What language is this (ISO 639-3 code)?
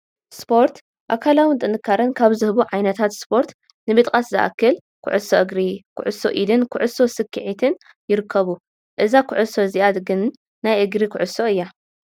tir